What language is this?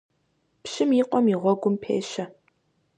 Kabardian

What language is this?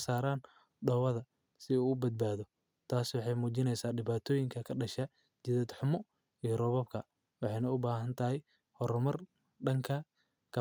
Somali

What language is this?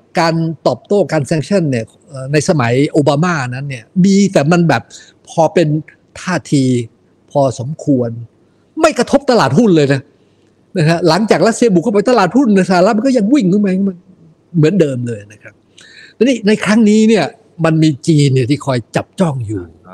Thai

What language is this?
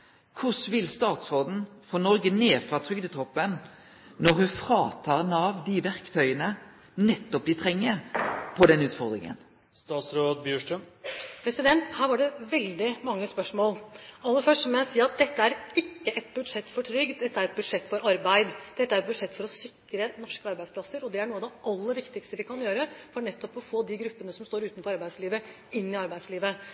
Norwegian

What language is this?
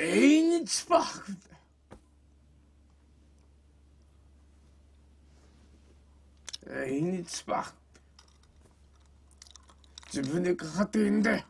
Japanese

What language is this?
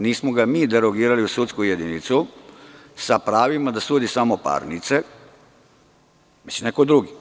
Serbian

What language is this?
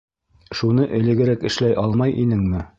Bashkir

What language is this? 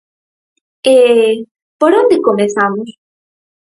Galician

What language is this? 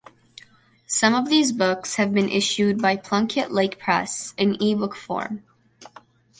English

